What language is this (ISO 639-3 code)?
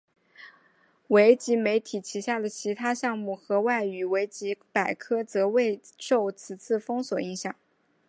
zho